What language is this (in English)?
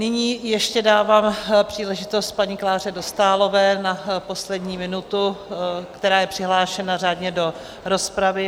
Czech